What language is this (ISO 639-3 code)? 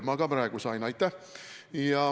est